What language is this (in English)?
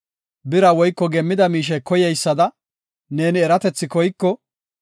Gofa